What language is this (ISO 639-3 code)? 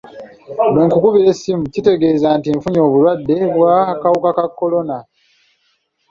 lug